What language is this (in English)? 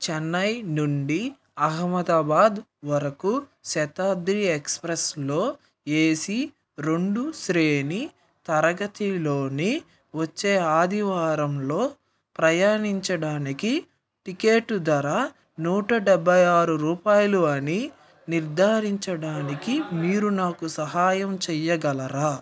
Telugu